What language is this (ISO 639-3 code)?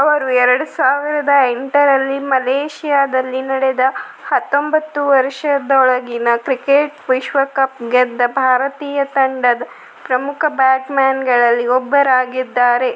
kan